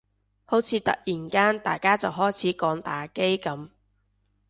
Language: Cantonese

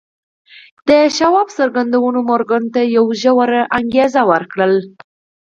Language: Pashto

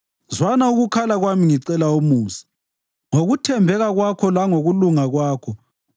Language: North Ndebele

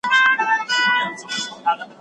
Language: Pashto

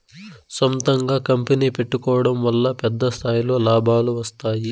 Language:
Telugu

